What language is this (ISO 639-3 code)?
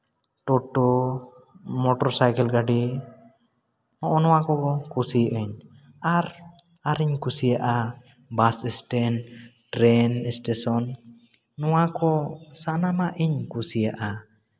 sat